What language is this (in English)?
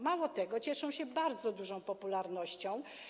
Polish